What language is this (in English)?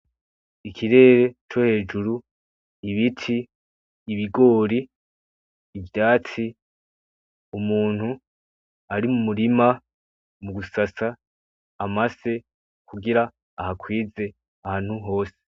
Rundi